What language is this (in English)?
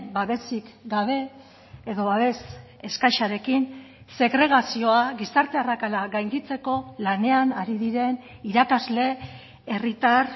Basque